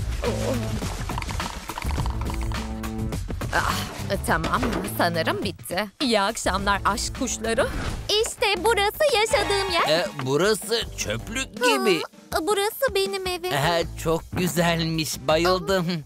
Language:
Turkish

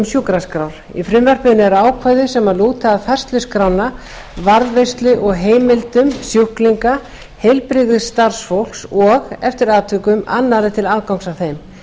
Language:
Icelandic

